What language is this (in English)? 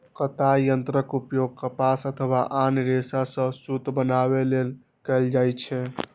Maithili